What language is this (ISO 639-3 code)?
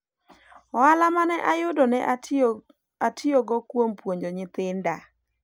luo